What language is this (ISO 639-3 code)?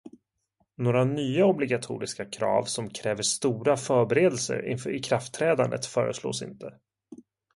swe